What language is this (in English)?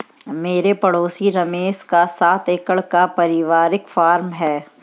Hindi